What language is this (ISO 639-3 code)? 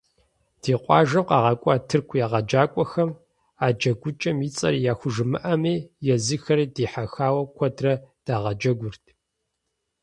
kbd